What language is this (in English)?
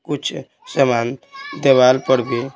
Hindi